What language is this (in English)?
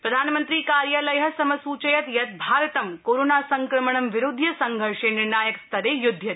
Sanskrit